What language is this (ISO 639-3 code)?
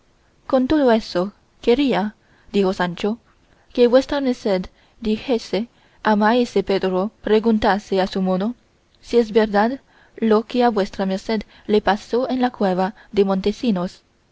spa